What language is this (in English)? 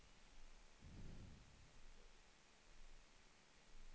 Swedish